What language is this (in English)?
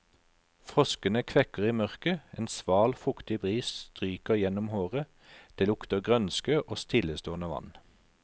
Norwegian